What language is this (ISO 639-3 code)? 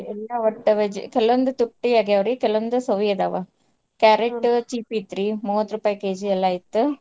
kan